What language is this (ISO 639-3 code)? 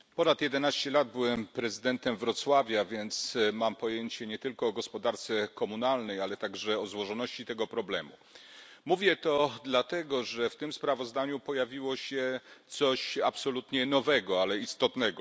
pol